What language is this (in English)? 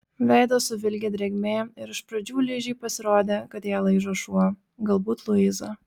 Lithuanian